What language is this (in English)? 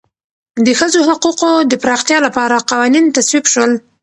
Pashto